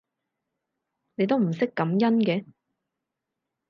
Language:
Cantonese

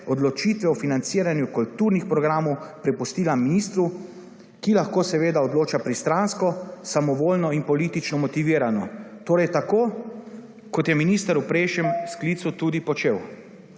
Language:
Slovenian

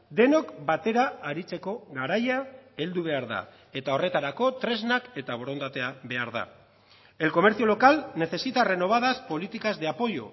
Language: Basque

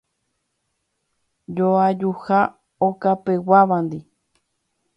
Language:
Guarani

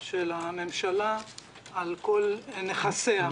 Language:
Hebrew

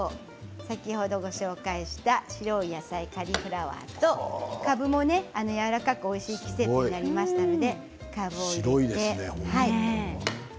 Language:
Japanese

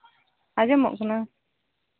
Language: Santali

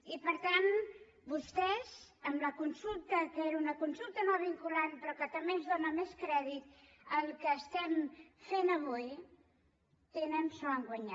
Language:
Catalan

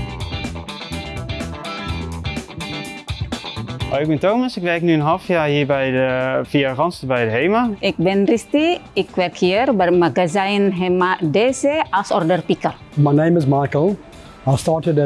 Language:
Dutch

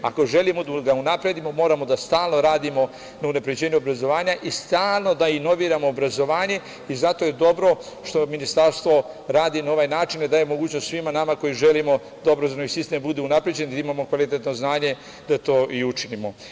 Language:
Serbian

